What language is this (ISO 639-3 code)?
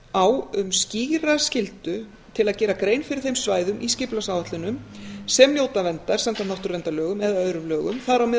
isl